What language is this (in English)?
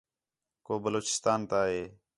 Khetrani